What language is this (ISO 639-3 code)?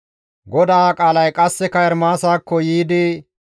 gmv